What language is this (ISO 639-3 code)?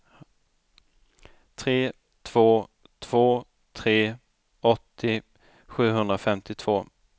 swe